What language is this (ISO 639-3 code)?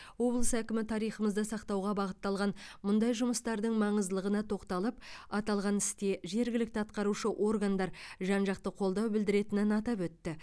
kaz